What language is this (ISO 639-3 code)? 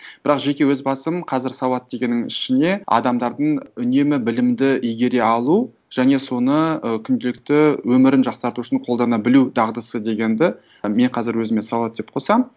kaz